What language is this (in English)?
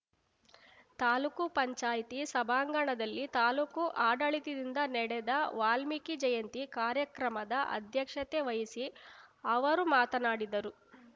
Kannada